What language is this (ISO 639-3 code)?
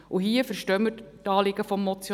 gsw